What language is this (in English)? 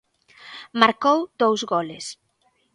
Galician